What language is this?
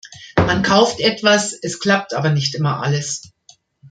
German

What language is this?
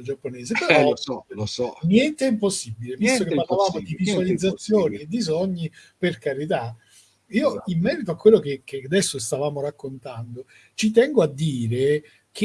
Italian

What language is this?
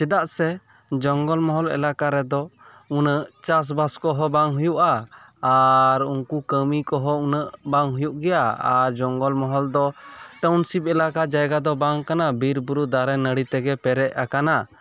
Santali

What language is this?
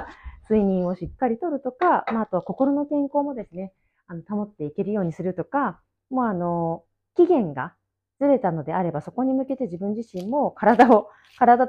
Japanese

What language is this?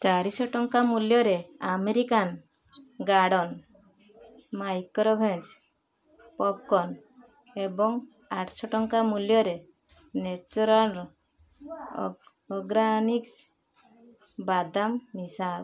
Odia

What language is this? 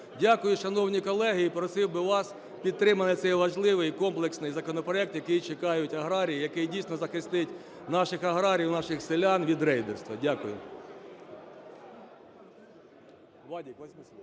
Ukrainian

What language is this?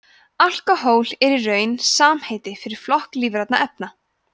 Icelandic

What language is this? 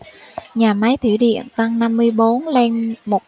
Vietnamese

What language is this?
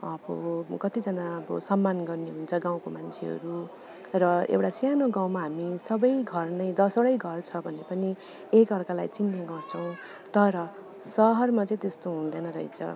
Nepali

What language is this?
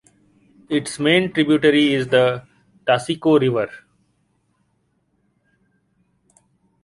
English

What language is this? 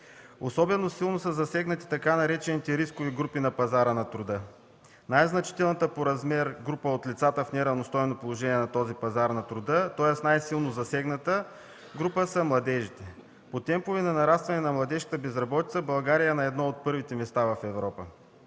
Bulgarian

